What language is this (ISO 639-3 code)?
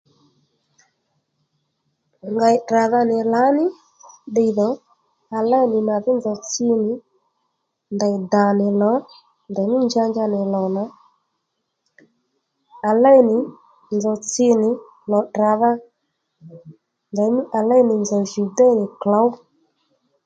led